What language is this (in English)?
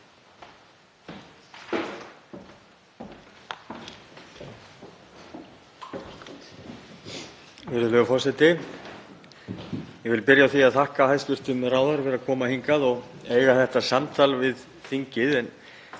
Icelandic